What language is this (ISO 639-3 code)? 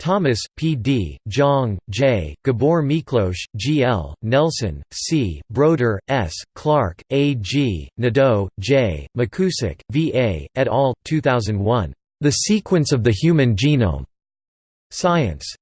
eng